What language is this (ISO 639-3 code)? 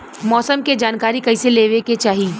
bho